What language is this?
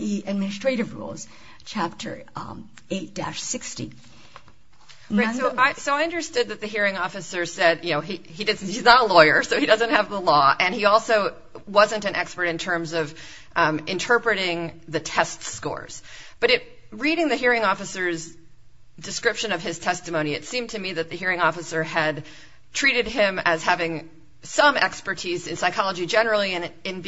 English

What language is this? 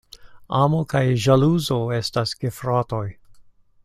Esperanto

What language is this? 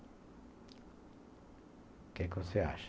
Portuguese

